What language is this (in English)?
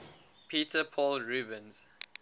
English